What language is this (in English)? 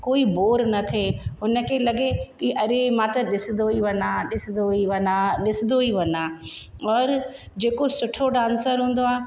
Sindhi